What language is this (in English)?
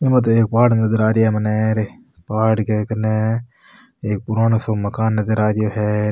Rajasthani